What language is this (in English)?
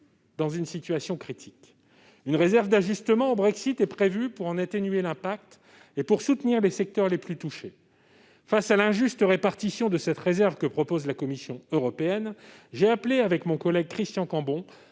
French